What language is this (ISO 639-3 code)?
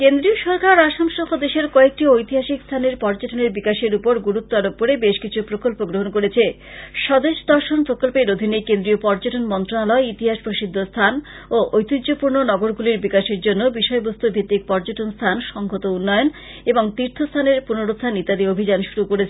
ben